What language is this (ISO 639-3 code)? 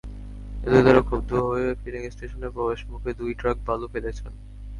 ben